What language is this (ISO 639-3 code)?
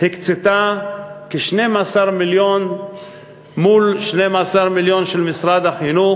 heb